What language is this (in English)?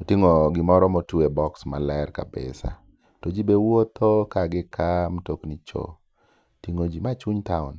Luo (Kenya and Tanzania)